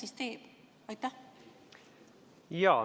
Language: Estonian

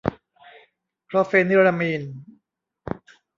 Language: Thai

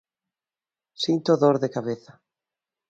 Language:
Galician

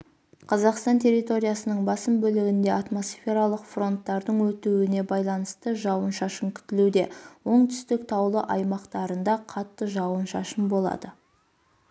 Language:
Kazakh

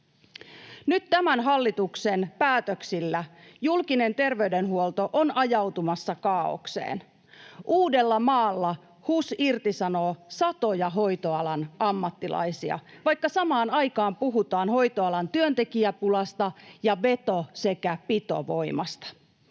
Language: Finnish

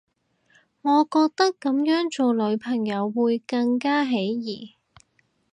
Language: Cantonese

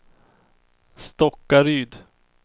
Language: Swedish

